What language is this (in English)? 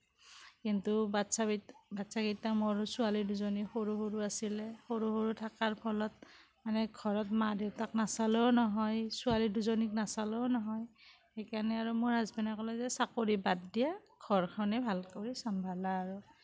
Assamese